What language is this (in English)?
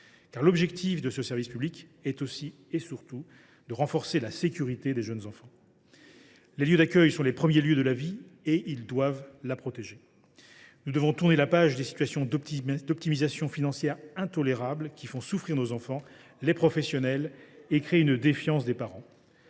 French